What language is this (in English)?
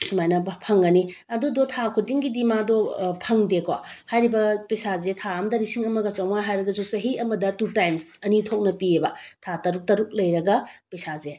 Manipuri